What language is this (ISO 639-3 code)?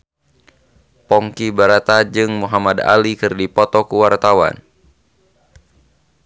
sun